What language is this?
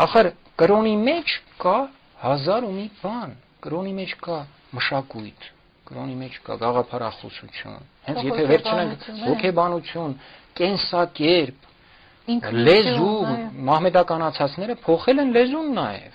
Romanian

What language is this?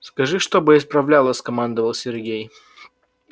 Russian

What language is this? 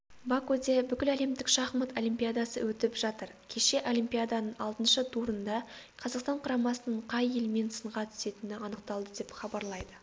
Kazakh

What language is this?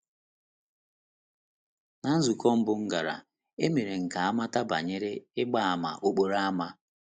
Igbo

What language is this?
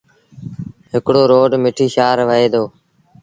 Sindhi Bhil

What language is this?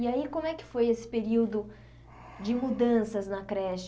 Portuguese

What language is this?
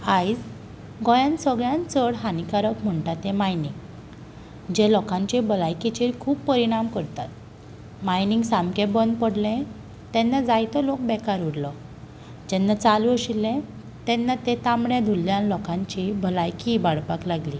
Konkani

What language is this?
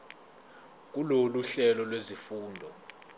Zulu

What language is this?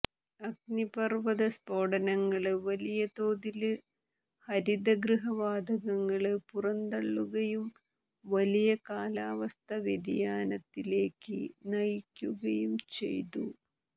Malayalam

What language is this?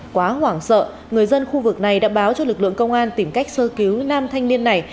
Vietnamese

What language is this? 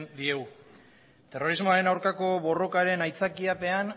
Basque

